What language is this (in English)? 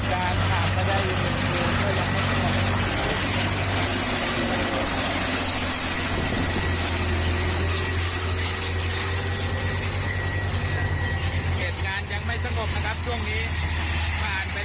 Thai